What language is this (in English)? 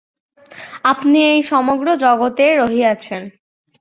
Bangla